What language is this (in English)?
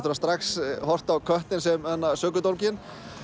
Icelandic